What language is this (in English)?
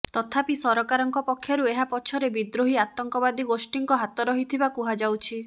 Odia